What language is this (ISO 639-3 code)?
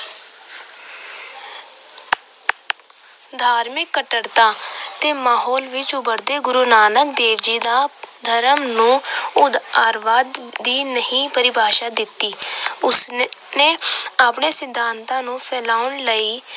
pan